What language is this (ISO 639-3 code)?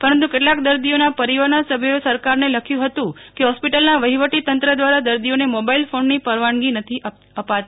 guj